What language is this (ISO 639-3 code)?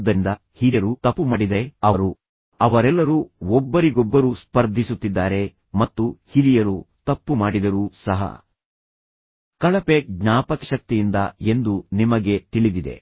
kan